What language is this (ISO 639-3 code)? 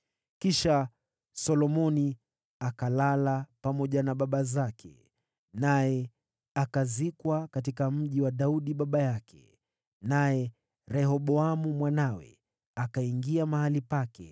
swa